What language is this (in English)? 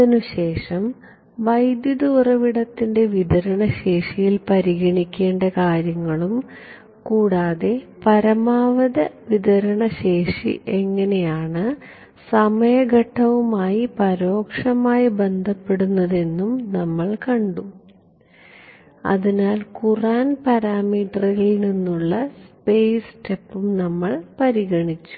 Malayalam